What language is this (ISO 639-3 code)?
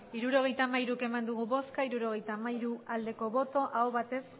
eus